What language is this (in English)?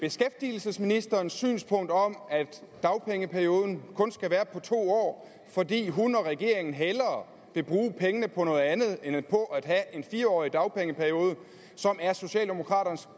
Danish